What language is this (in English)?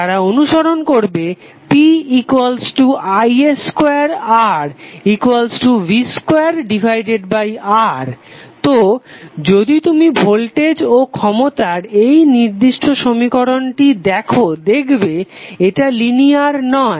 Bangla